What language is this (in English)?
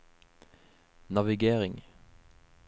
Norwegian